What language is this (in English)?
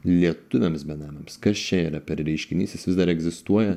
Lithuanian